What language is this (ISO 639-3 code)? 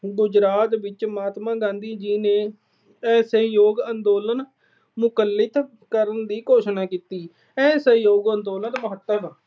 pan